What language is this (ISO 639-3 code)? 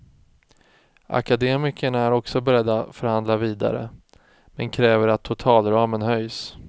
swe